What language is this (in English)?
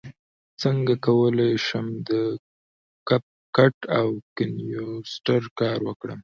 Pashto